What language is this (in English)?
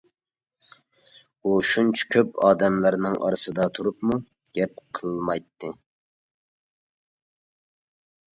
Uyghur